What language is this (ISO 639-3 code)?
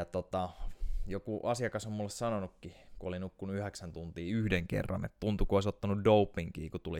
fin